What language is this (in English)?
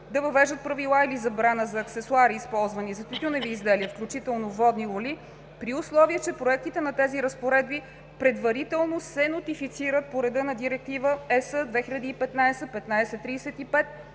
Bulgarian